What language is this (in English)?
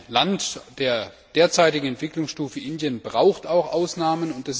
German